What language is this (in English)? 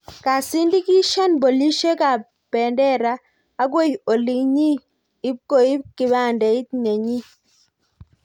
Kalenjin